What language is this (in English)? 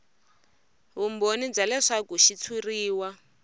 Tsonga